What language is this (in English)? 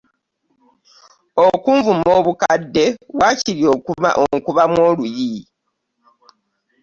Ganda